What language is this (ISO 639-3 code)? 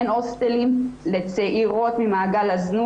heb